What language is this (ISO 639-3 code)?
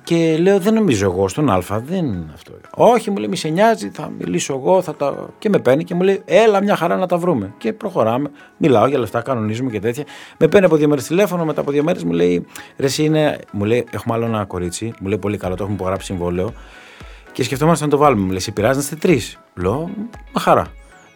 ell